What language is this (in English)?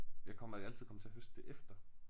Danish